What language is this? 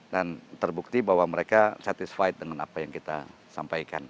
Indonesian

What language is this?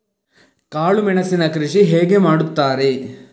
Kannada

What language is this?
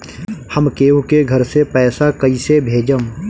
Bhojpuri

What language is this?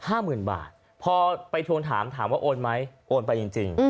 Thai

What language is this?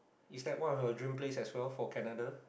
English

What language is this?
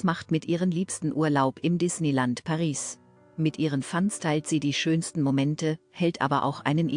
German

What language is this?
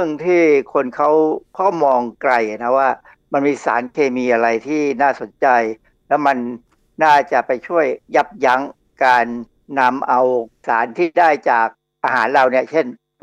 Thai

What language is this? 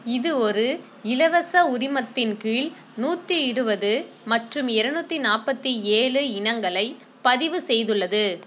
Tamil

